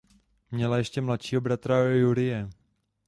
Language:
Czech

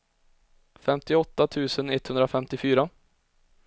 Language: Swedish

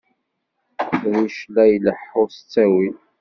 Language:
Kabyle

